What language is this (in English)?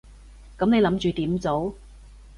Cantonese